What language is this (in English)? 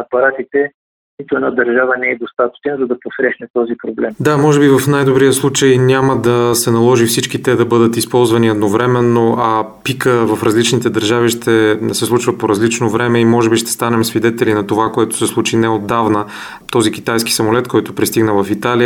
Bulgarian